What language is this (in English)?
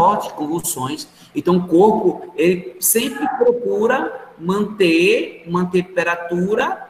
Portuguese